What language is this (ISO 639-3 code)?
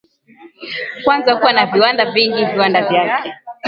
swa